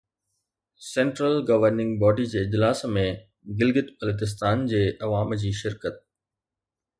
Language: Sindhi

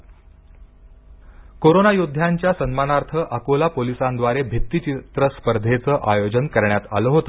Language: Marathi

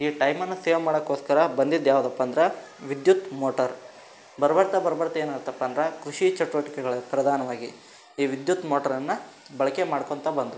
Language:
Kannada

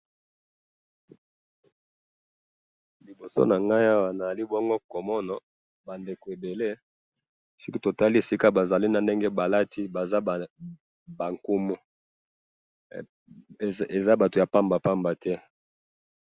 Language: Lingala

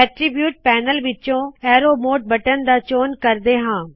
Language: Punjabi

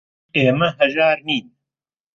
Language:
Central Kurdish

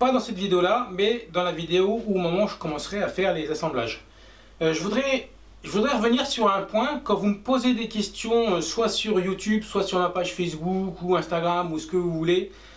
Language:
French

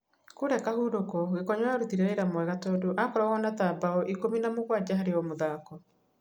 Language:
Kikuyu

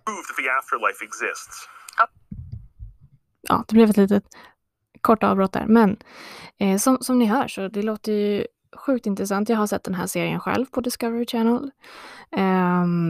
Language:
Swedish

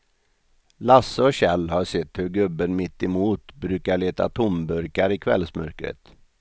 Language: Swedish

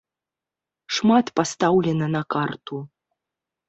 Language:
Belarusian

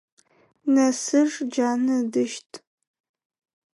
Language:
Adyghe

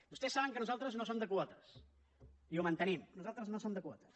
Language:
Catalan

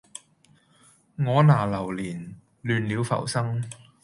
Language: Cantonese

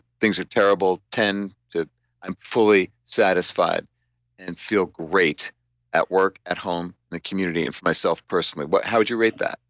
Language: English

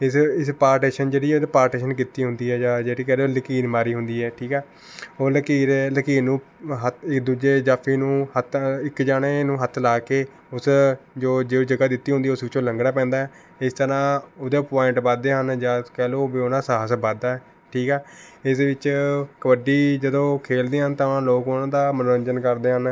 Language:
Punjabi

